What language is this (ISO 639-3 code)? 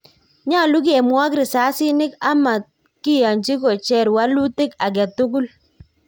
kln